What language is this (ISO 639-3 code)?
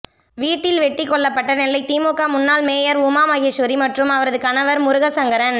tam